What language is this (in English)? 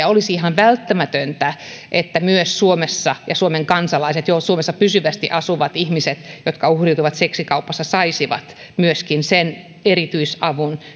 Finnish